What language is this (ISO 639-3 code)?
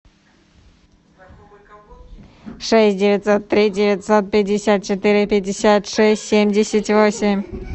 rus